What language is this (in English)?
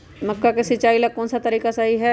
Magahi